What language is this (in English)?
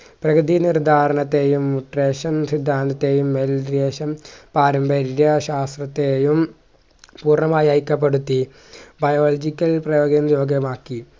Malayalam